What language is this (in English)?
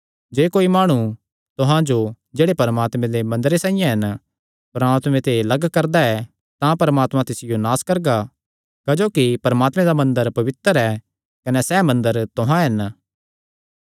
Kangri